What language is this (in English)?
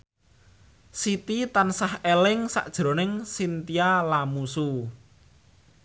Javanese